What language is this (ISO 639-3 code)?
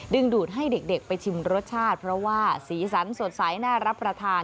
tha